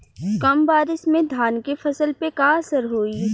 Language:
Bhojpuri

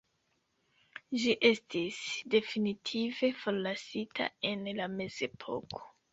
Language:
Esperanto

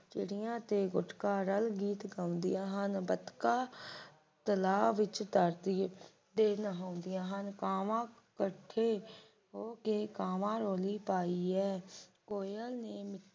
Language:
Punjabi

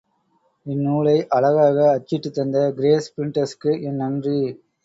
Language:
Tamil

